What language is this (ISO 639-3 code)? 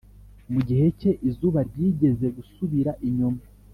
kin